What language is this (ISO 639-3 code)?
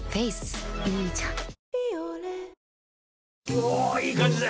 jpn